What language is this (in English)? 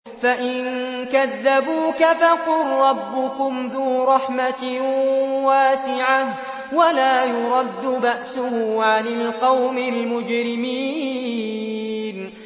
Arabic